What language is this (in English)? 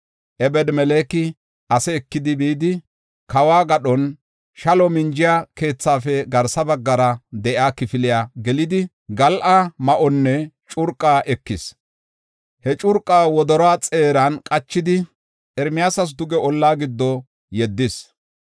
Gofa